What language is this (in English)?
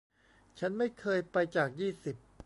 Thai